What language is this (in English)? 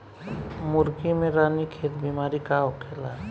Bhojpuri